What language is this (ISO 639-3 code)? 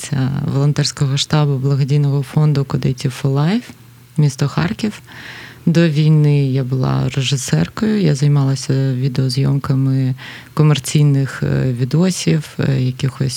ukr